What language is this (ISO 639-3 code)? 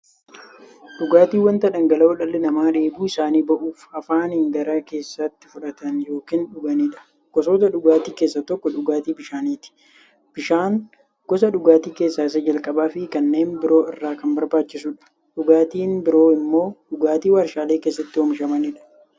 orm